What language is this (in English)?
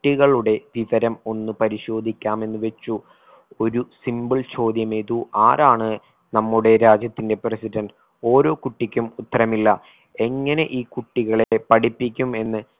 Malayalam